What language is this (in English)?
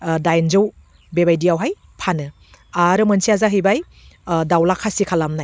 Bodo